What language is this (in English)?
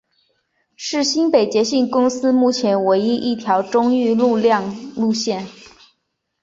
Chinese